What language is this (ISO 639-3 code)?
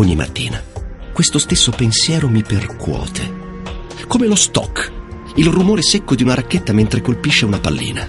ita